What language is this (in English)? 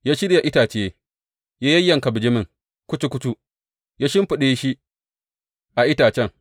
Hausa